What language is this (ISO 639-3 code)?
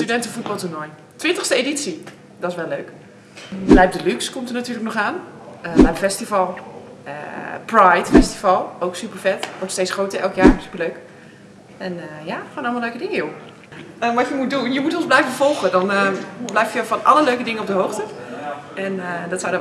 nld